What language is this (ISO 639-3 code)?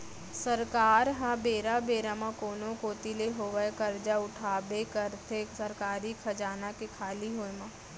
hne